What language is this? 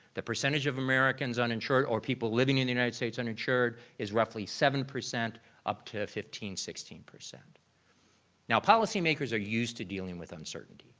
English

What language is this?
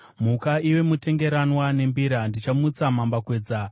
Shona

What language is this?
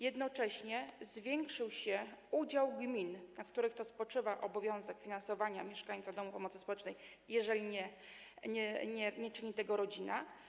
Polish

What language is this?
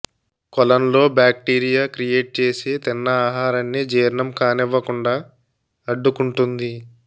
Telugu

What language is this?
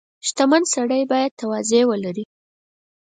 Pashto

